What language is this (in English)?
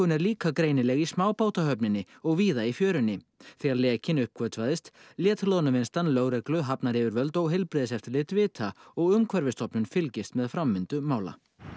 Icelandic